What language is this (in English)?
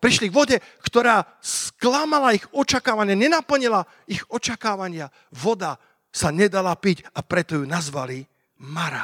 Slovak